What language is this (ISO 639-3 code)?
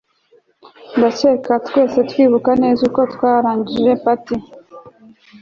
kin